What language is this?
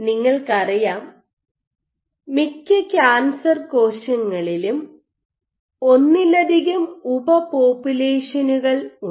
Malayalam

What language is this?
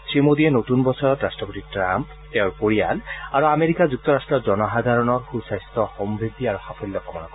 Assamese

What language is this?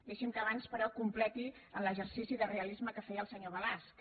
Catalan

